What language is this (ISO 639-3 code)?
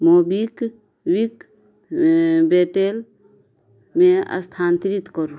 mai